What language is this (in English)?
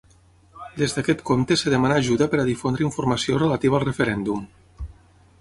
Catalan